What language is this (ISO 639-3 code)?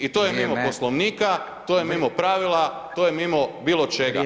hrv